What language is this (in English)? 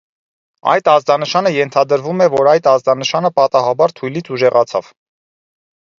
Armenian